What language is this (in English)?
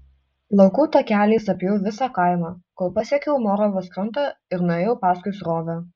Lithuanian